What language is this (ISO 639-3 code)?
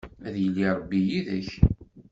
kab